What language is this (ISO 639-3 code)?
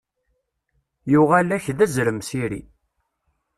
kab